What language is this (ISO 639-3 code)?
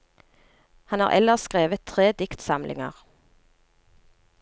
nor